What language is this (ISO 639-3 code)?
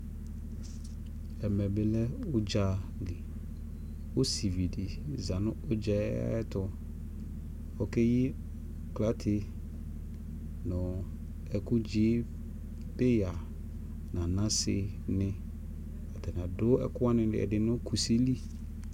kpo